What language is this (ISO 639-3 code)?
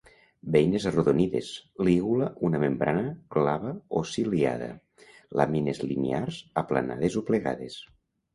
cat